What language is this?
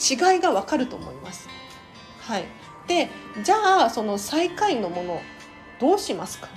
Japanese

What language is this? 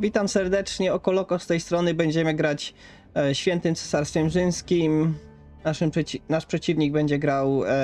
Polish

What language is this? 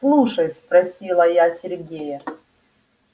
Russian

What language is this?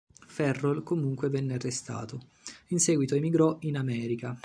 Italian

